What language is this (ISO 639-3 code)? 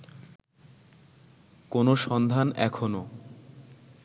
ben